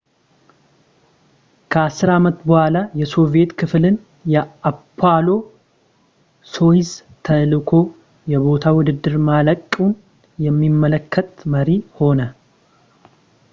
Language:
Amharic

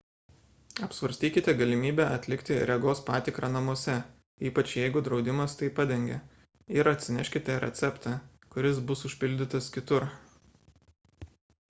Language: Lithuanian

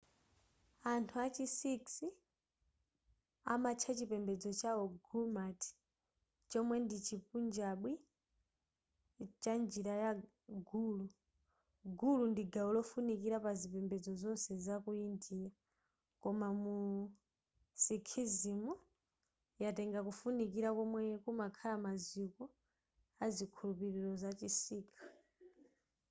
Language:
Nyanja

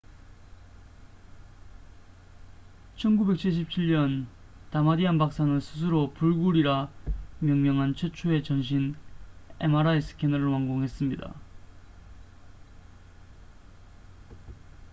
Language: Korean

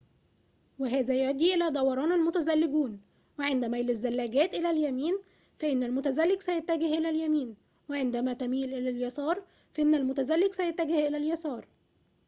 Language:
Arabic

